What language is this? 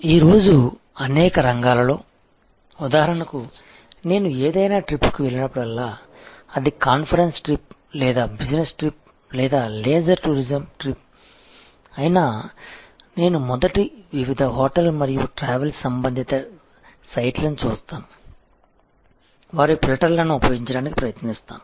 Telugu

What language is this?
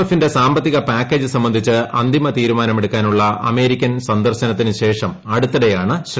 Malayalam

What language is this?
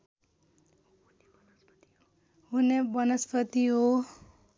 Nepali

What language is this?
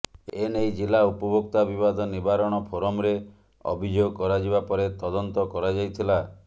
Odia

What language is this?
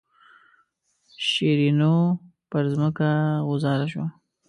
Pashto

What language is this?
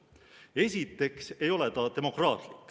Estonian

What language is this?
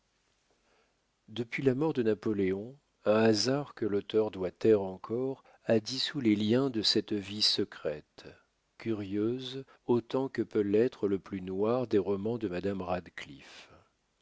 French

